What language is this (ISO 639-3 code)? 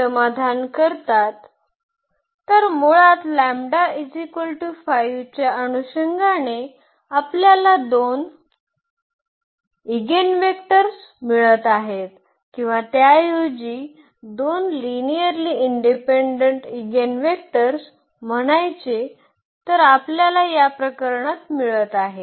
mar